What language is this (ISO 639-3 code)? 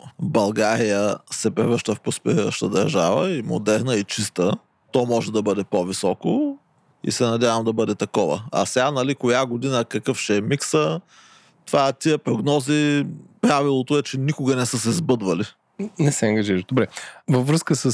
bul